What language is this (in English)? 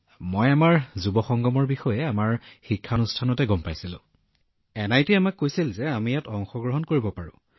Assamese